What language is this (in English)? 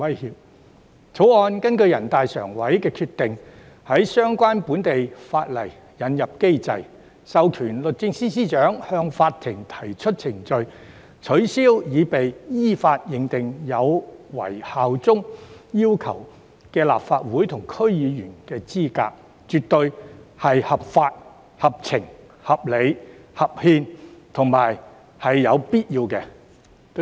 Cantonese